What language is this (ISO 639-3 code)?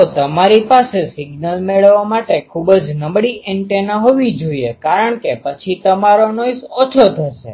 guj